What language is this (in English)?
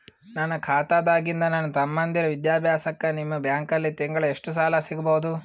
Kannada